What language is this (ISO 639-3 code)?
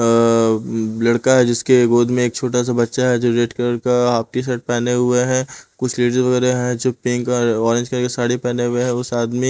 hin